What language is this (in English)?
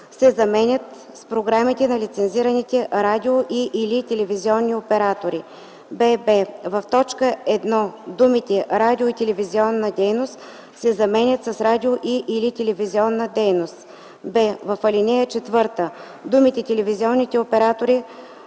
Bulgarian